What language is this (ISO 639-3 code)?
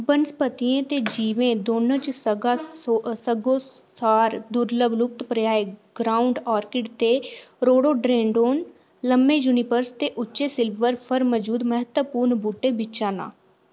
doi